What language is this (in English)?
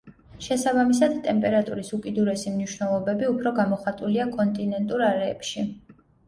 Georgian